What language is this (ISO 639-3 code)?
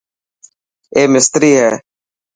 mki